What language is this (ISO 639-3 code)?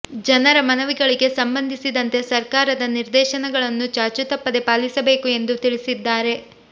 kan